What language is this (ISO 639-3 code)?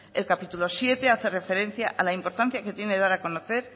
spa